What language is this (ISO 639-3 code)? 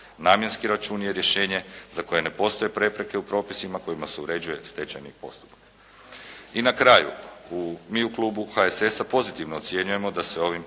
hrv